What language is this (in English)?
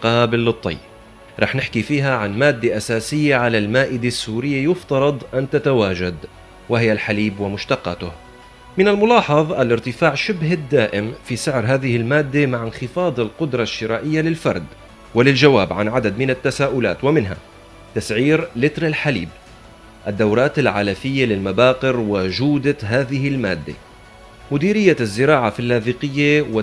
Arabic